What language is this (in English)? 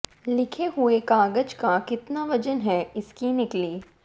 Hindi